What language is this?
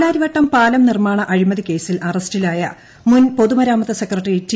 Malayalam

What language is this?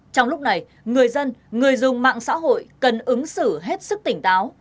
Vietnamese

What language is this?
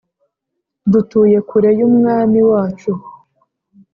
Kinyarwanda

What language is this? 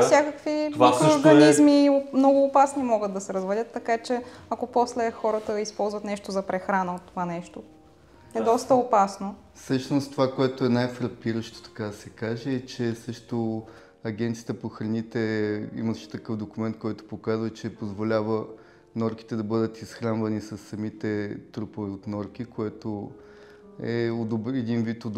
Bulgarian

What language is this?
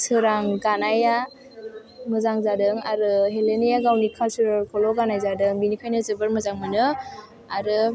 Bodo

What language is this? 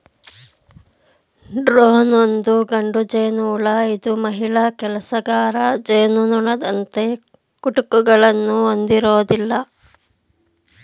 Kannada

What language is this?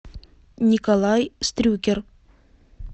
Russian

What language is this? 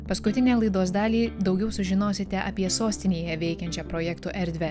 Lithuanian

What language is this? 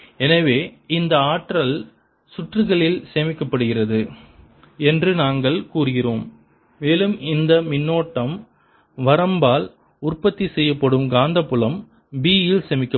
Tamil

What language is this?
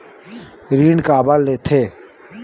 Chhattisgarhi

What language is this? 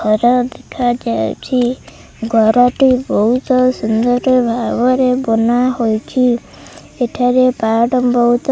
Odia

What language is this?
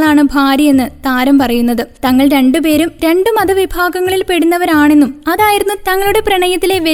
Malayalam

